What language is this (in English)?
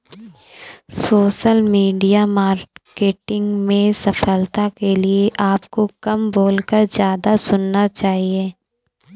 Hindi